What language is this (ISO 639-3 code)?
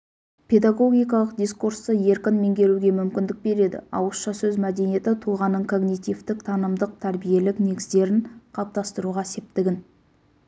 kaz